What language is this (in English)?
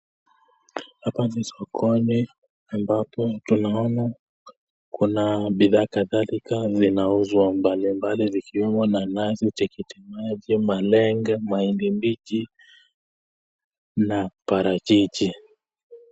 Swahili